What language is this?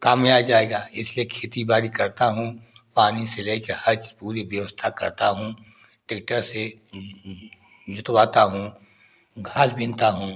Hindi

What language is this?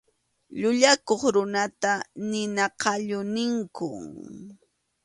Arequipa-La Unión Quechua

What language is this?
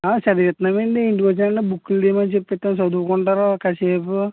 Telugu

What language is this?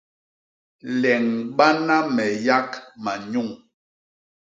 Basaa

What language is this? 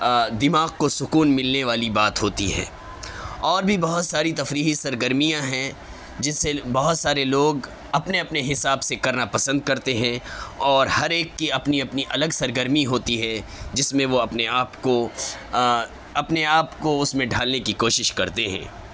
Urdu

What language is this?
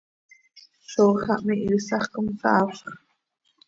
Seri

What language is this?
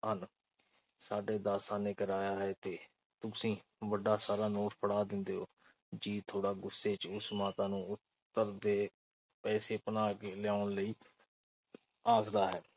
Punjabi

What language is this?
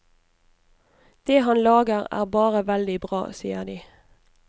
Norwegian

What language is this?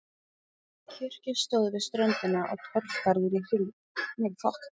Icelandic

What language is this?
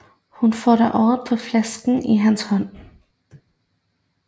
Danish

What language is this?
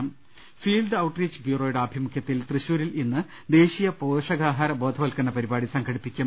Malayalam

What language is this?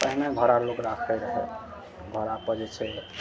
Maithili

